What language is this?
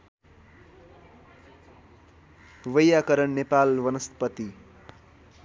Nepali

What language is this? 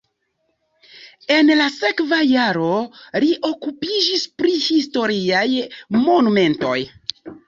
Esperanto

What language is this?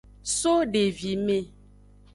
Aja (Benin)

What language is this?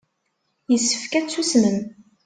Kabyle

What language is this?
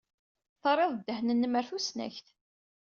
Kabyle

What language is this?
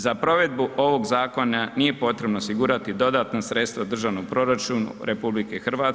Croatian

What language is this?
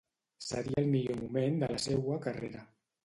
Catalan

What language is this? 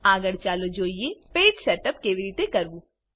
Gujarati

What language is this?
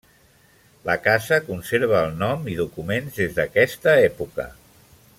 Catalan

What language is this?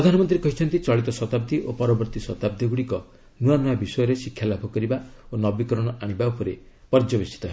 Odia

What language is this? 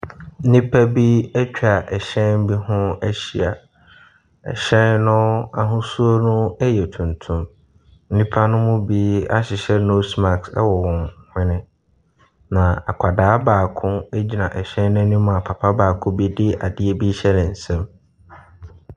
Akan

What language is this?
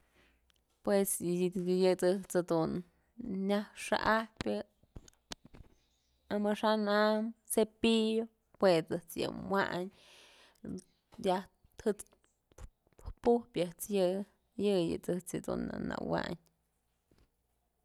Mazatlán Mixe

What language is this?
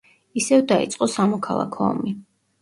Georgian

